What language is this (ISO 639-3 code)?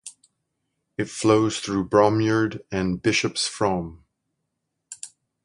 eng